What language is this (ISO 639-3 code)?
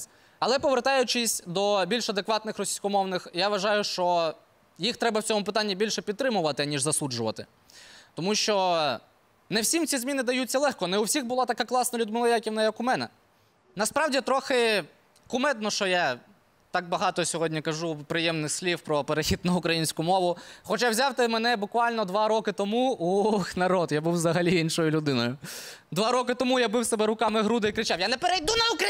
ukr